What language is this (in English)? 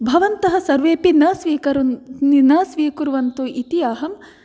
Sanskrit